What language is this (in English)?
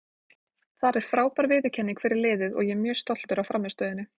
Icelandic